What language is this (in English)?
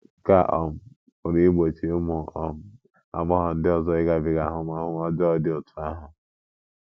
Igbo